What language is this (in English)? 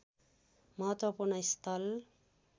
Nepali